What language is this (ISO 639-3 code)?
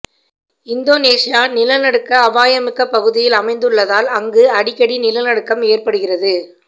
tam